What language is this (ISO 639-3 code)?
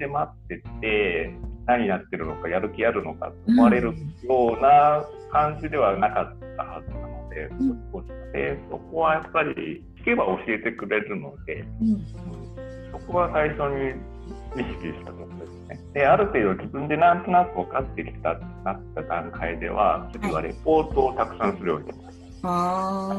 jpn